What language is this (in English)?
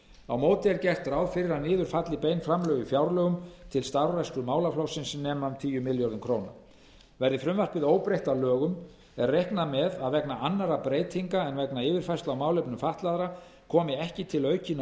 Icelandic